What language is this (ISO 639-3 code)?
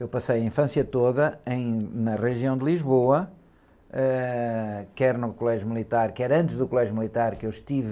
por